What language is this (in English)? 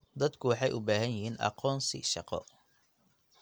Somali